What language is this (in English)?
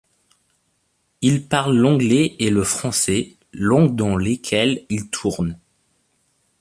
French